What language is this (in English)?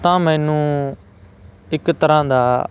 Punjabi